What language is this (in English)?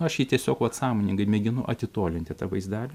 Lithuanian